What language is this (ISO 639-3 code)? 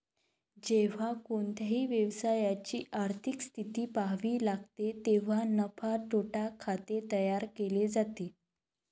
mar